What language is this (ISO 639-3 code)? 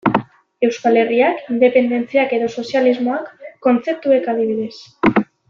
eus